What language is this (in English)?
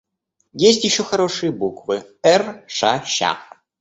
Russian